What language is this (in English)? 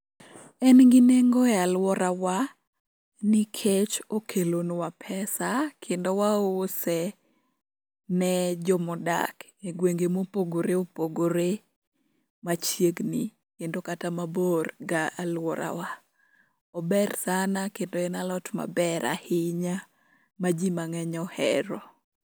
Luo (Kenya and Tanzania)